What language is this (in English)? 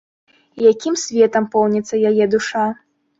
Belarusian